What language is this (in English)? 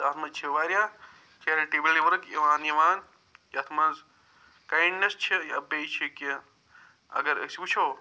Kashmiri